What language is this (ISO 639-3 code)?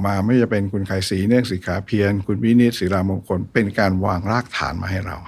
tha